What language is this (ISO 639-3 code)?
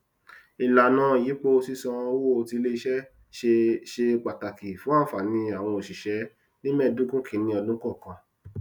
yor